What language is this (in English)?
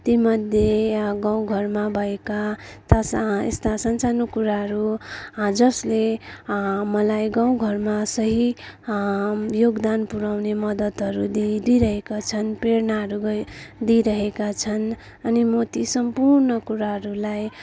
Nepali